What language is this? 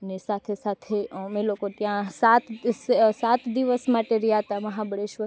Gujarati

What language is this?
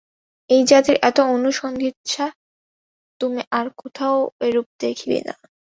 Bangla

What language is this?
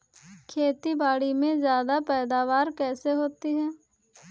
Hindi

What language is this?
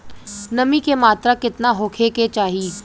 Bhojpuri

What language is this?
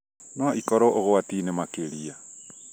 Kikuyu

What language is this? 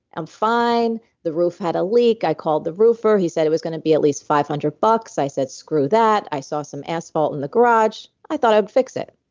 English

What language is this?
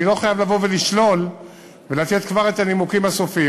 Hebrew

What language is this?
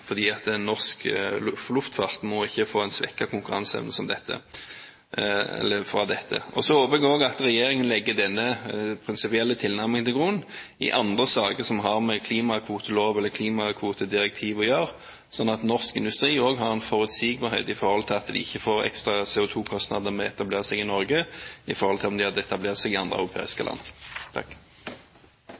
Norwegian Bokmål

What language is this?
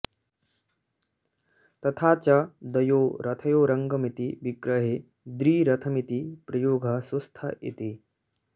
Sanskrit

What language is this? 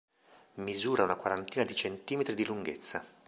Italian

